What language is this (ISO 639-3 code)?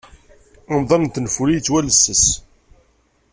kab